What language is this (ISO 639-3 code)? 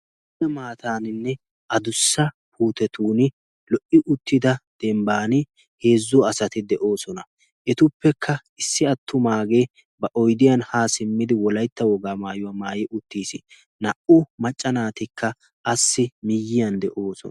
wal